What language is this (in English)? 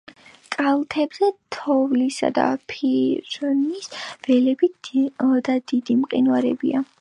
Georgian